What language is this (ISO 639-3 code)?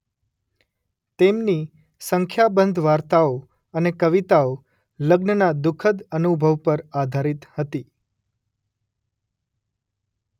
guj